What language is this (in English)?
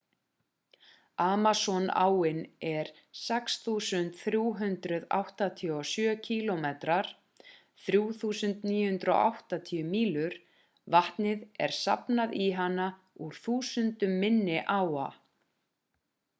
Icelandic